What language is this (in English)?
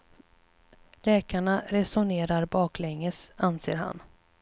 Swedish